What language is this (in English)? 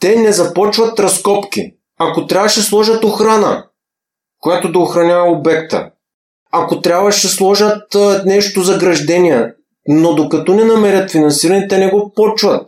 Bulgarian